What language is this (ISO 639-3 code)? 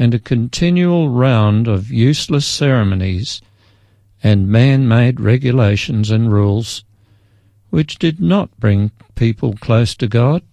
eng